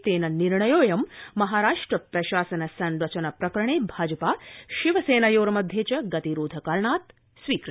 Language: Sanskrit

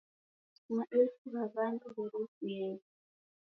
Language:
Taita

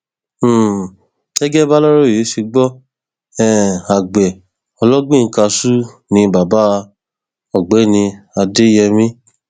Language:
Yoruba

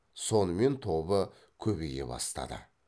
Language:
Kazakh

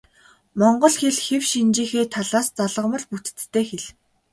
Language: Mongolian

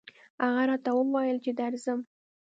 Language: Pashto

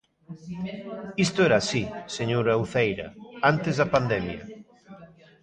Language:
Galician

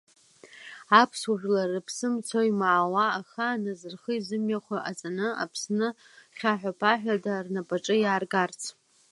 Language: Abkhazian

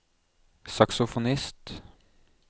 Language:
Norwegian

